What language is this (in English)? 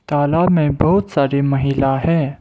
Hindi